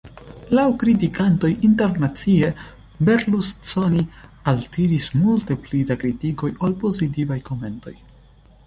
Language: Esperanto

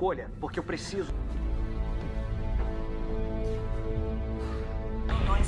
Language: Portuguese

